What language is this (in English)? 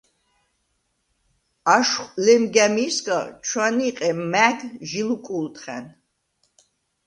Svan